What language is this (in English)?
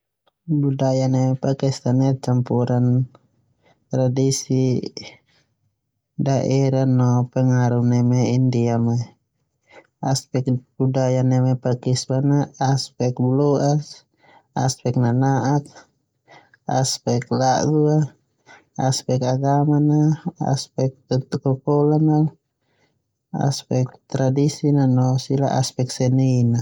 Termanu